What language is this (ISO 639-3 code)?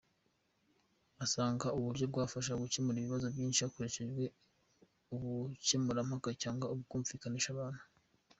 kin